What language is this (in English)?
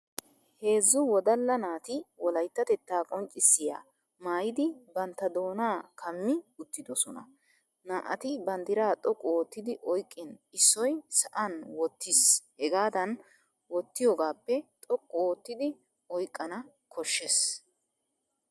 Wolaytta